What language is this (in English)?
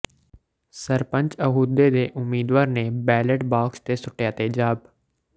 Punjabi